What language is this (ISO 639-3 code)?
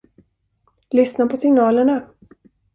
swe